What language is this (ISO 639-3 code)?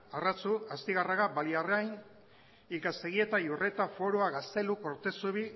eus